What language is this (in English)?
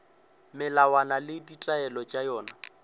Northern Sotho